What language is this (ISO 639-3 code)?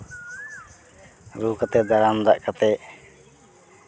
sat